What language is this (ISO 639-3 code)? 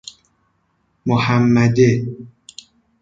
fas